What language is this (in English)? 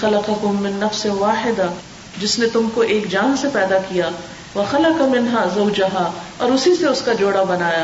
Urdu